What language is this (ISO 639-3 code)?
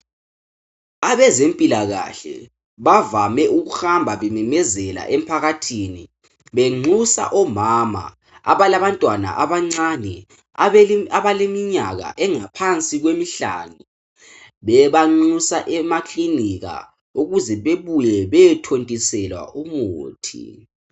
nde